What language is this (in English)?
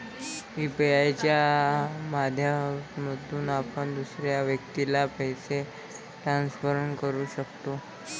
Marathi